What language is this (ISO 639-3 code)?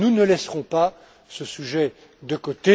fra